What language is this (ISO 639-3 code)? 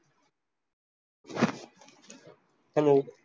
mar